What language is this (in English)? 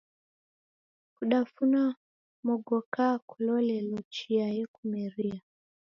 Taita